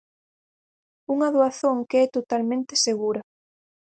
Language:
Galician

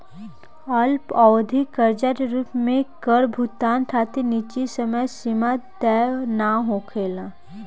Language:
Bhojpuri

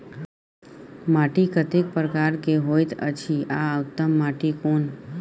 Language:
Maithili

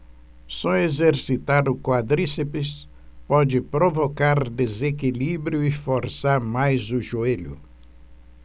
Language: Portuguese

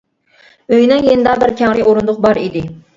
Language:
Uyghur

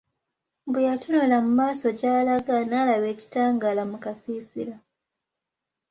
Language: Ganda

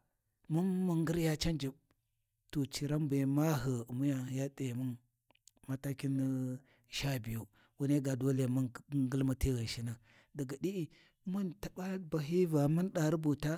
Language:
Warji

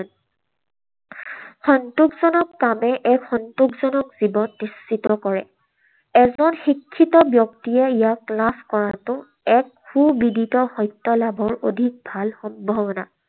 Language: Assamese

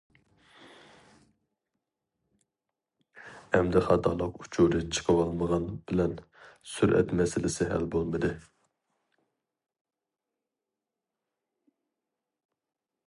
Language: Uyghur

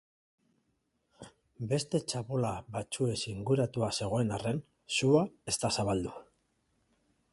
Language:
Basque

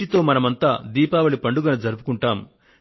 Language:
Telugu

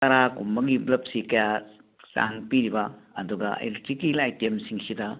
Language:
Manipuri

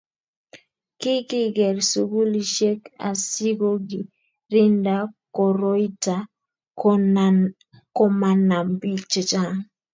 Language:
Kalenjin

